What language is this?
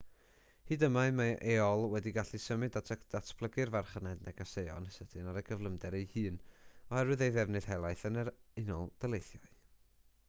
Welsh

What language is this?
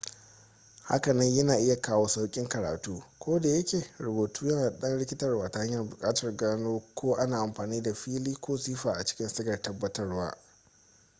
Hausa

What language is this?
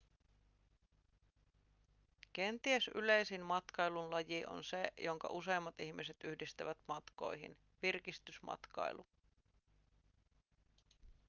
Finnish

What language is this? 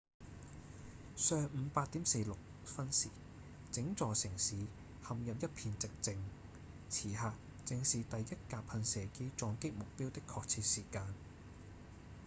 Cantonese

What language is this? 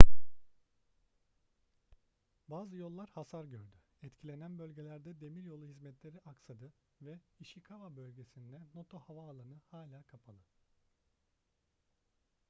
Turkish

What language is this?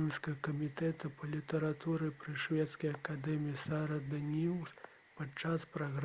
Belarusian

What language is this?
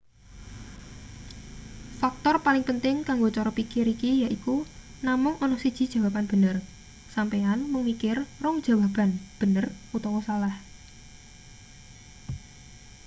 Javanese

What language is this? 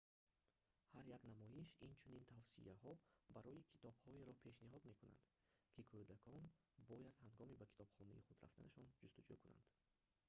Tajik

